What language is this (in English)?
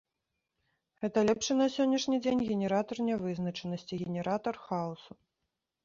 Belarusian